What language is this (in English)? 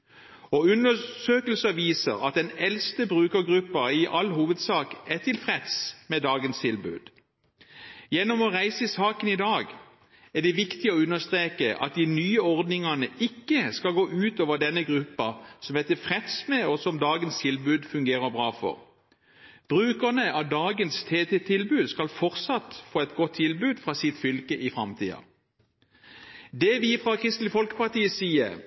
Norwegian Bokmål